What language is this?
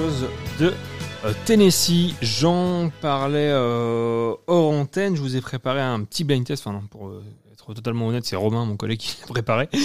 French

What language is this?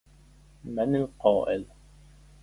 Arabic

